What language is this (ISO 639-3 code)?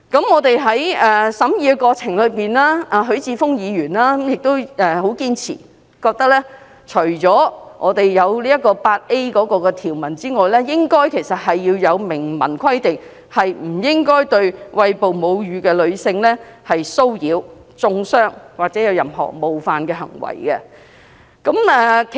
yue